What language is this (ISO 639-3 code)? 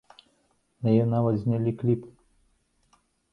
bel